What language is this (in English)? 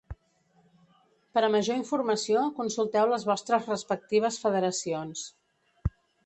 Catalan